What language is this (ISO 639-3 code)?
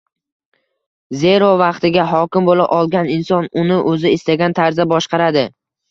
uzb